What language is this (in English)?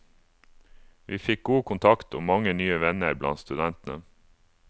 Norwegian